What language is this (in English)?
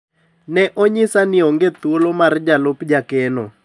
Luo (Kenya and Tanzania)